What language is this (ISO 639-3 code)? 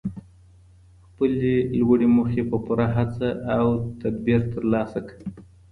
pus